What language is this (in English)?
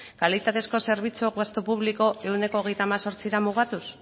Basque